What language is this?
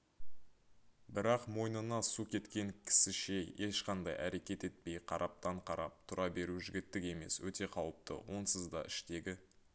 Kazakh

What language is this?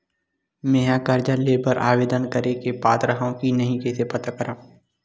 Chhattisgarhi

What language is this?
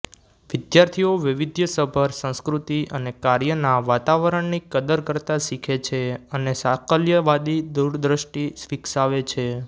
Gujarati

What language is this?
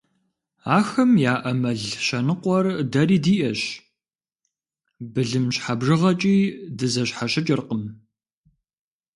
Kabardian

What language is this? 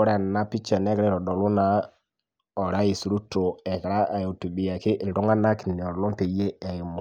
Masai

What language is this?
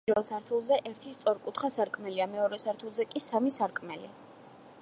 Georgian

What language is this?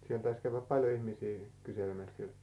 Finnish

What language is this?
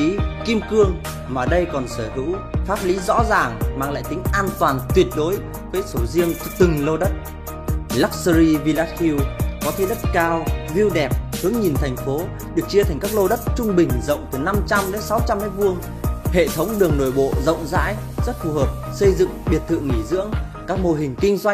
Vietnamese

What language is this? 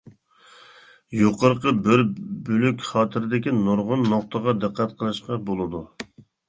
Uyghur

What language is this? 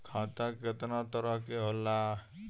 Bhojpuri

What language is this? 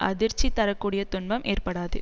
Tamil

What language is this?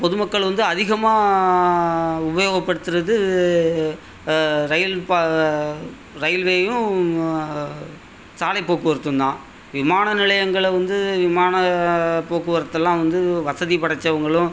Tamil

